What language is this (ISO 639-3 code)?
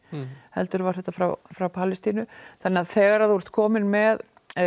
isl